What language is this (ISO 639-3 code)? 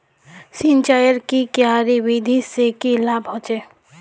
mag